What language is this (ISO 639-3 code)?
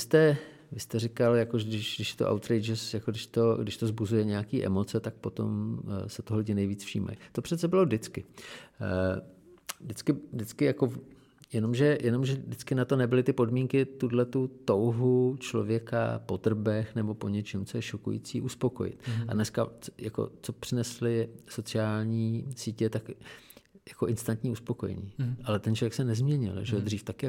ces